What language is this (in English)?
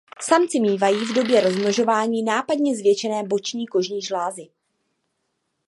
Czech